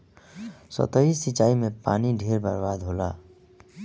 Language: Bhojpuri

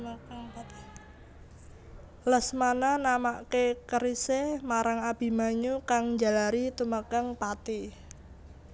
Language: Javanese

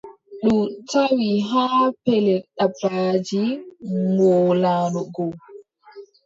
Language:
Adamawa Fulfulde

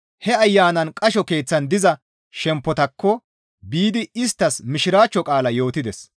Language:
Gamo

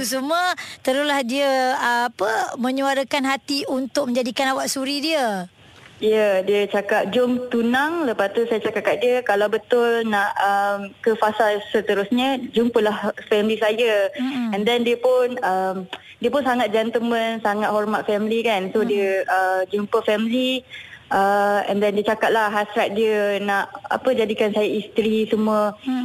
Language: Malay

